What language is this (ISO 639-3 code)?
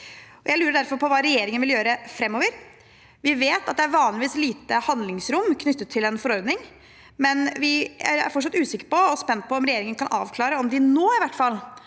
nor